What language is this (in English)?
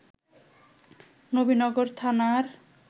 Bangla